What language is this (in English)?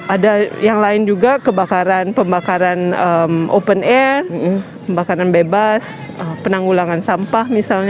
Indonesian